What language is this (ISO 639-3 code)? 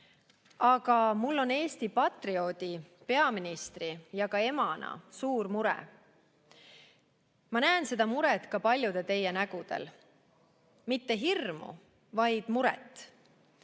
est